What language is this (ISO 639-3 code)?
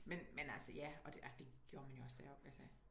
dan